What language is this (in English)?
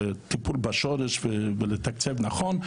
Hebrew